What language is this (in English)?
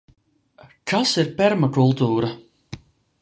Latvian